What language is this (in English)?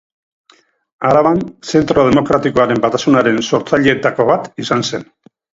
Basque